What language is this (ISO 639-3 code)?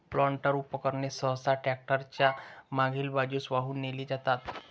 mar